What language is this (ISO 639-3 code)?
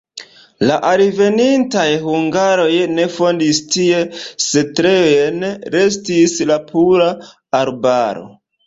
epo